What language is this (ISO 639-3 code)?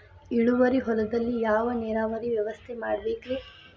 kan